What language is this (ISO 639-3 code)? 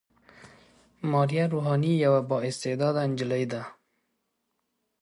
pus